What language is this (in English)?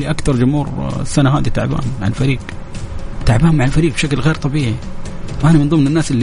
Arabic